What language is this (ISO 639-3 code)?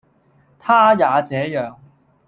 yue